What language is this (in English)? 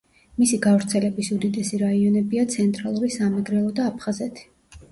Georgian